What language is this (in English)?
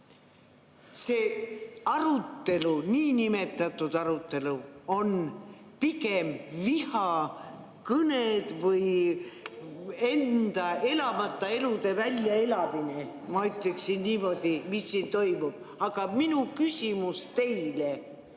Estonian